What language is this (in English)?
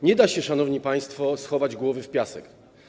Polish